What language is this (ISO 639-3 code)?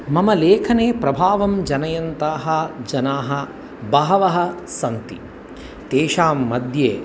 san